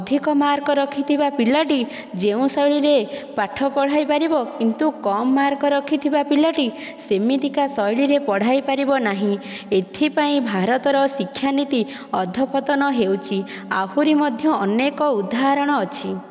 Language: Odia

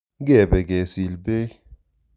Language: Kalenjin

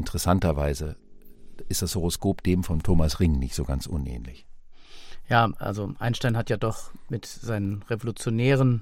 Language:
German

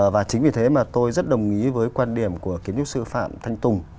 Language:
Vietnamese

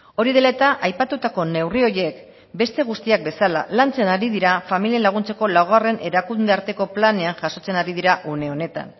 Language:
Basque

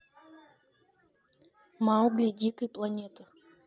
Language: Russian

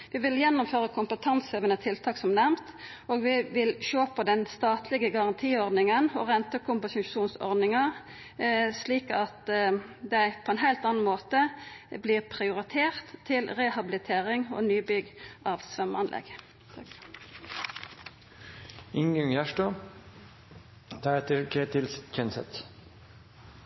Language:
Norwegian Nynorsk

